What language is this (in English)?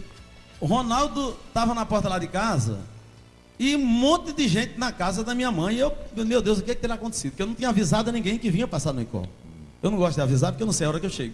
Portuguese